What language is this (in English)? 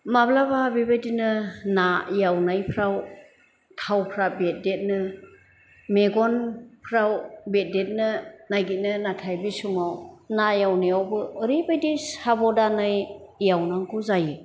Bodo